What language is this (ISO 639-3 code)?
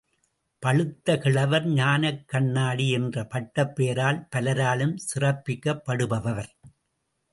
tam